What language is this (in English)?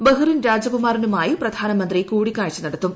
Malayalam